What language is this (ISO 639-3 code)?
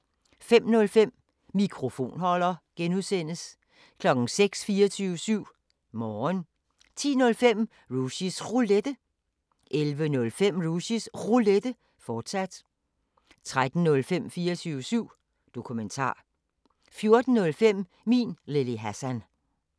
dan